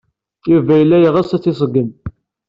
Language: Kabyle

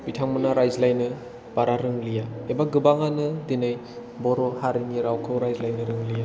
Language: Bodo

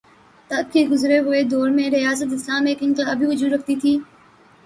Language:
Urdu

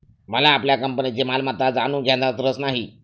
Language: Marathi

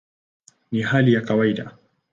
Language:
Swahili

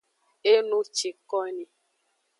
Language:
Aja (Benin)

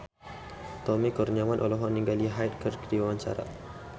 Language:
Sundanese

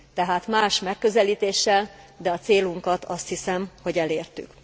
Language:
Hungarian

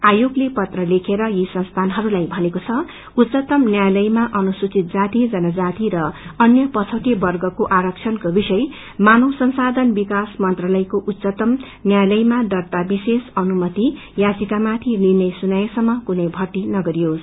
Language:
Nepali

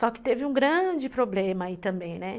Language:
Portuguese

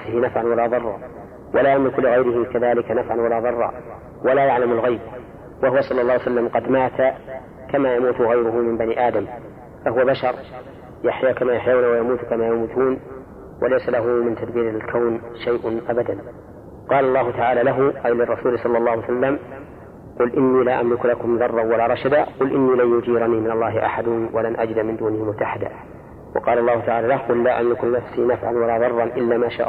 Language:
Arabic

